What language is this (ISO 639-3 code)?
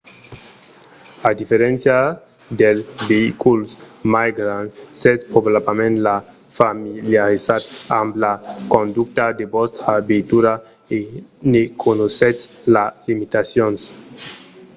oci